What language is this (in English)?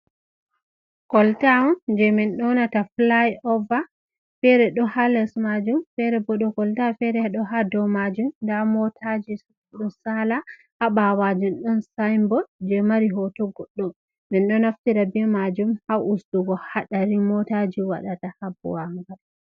Fula